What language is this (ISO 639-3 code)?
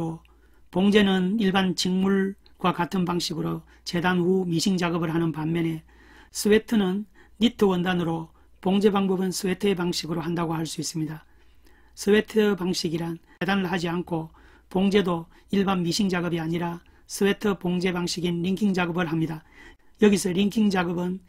kor